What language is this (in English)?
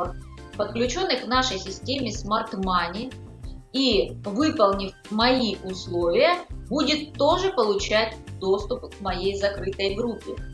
Russian